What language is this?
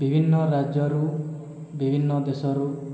Odia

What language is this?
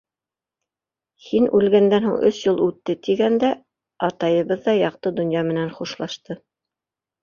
Bashkir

